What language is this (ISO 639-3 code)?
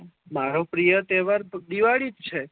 guj